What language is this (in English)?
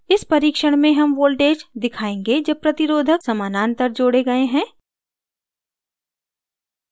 Hindi